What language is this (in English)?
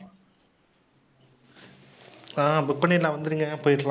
Tamil